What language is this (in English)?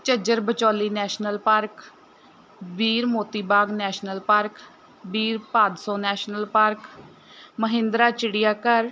Punjabi